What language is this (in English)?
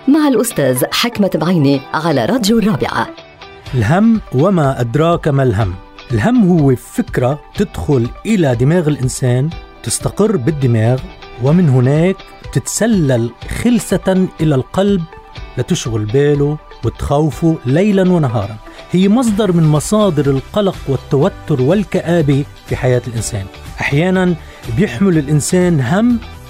Arabic